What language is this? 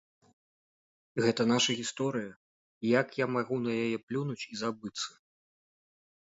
Belarusian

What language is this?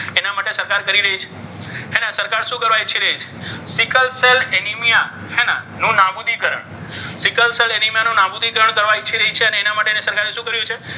Gujarati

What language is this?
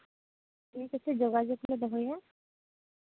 Santali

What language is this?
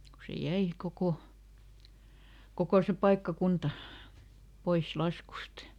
Finnish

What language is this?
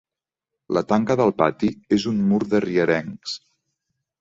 Catalan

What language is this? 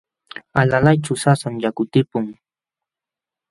Jauja Wanca Quechua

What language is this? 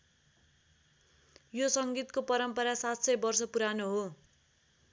Nepali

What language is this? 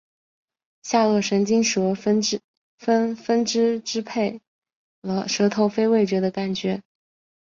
Chinese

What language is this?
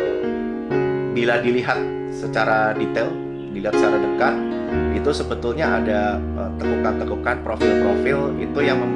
Indonesian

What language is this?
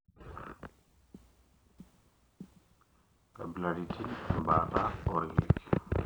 Masai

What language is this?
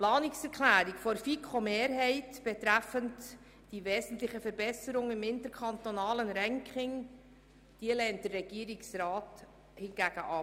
Swiss German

